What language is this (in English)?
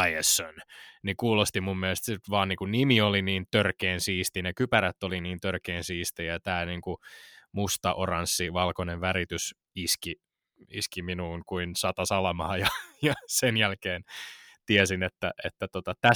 Finnish